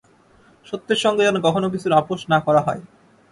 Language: Bangla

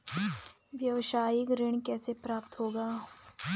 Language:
Hindi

